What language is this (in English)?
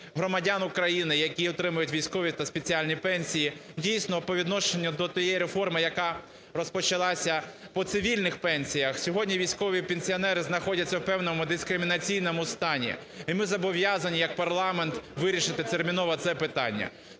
Ukrainian